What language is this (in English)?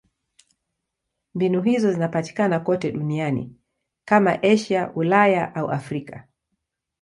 Swahili